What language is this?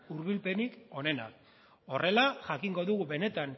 Basque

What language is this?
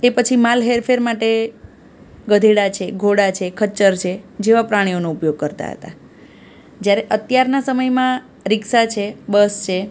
Gujarati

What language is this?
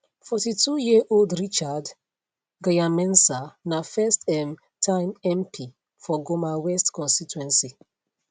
Nigerian Pidgin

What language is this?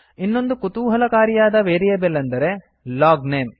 Kannada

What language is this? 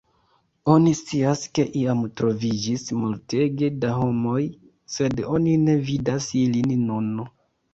Esperanto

